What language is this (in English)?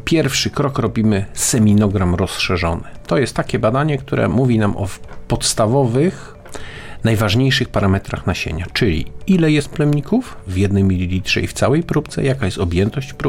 Polish